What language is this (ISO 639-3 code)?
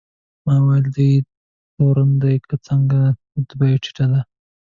pus